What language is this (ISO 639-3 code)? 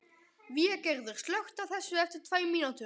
isl